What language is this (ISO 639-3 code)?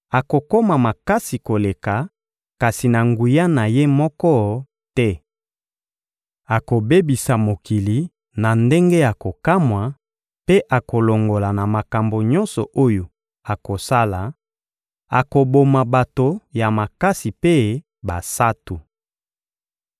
lin